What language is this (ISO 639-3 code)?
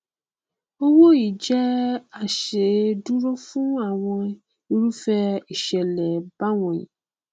yor